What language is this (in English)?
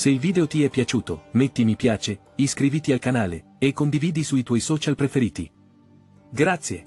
Italian